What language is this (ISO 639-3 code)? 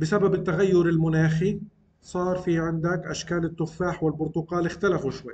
ara